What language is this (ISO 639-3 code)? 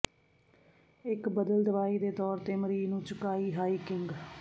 pan